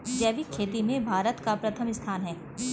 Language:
Hindi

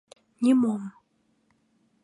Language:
Mari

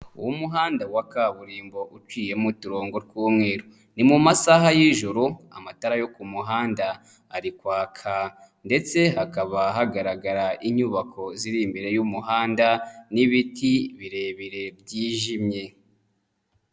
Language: Kinyarwanda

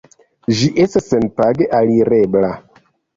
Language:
Esperanto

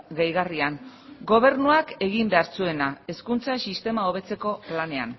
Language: Basque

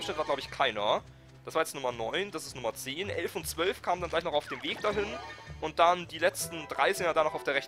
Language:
German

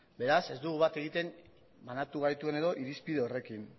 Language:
Basque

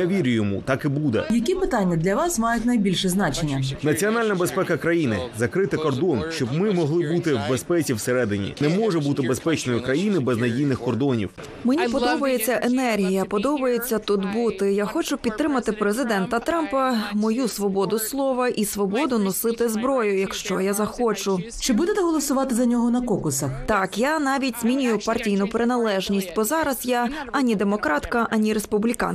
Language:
Ukrainian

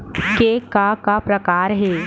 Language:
Chhattisgarhi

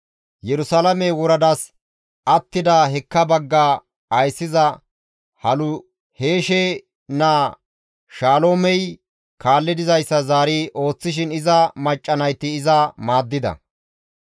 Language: Gamo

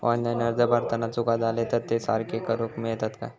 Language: Marathi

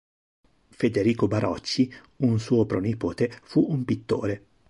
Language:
Italian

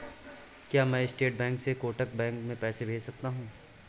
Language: Hindi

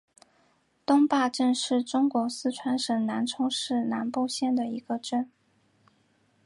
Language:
Chinese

